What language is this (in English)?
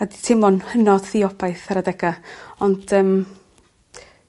Welsh